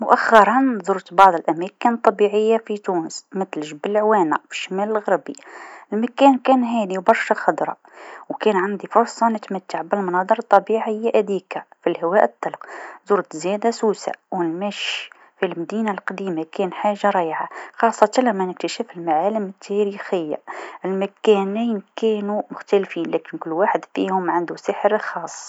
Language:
Tunisian Arabic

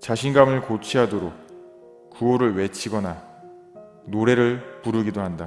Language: Korean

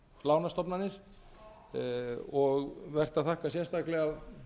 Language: Icelandic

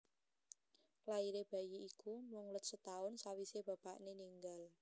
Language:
Javanese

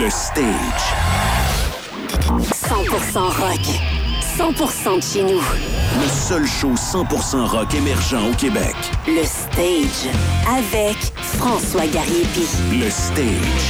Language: French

